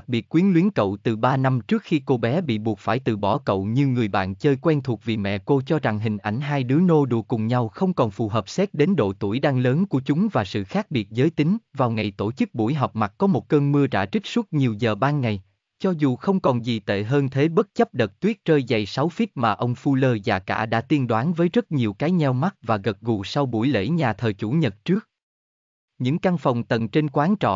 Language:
Vietnamese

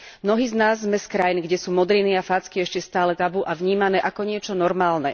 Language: Slovak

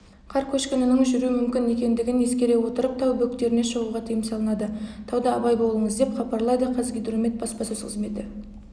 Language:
Kazakh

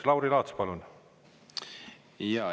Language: Estonian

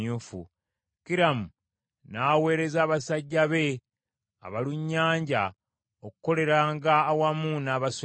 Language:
Ganda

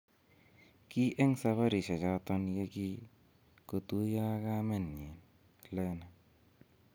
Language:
Kalenjin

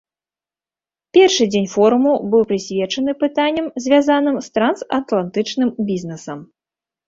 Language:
Belarusian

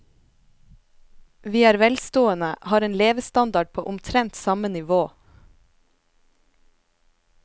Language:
Norwegian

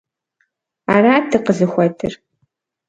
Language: Kabardian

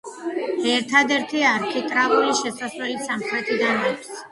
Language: Georgian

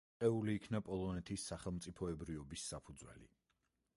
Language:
Georgian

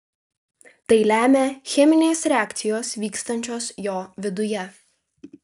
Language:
Lithuanian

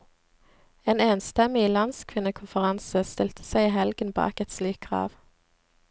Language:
Norwegian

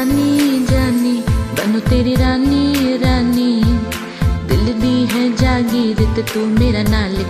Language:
Hindi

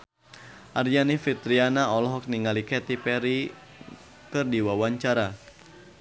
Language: Sundanese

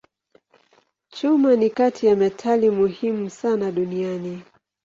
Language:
Swahili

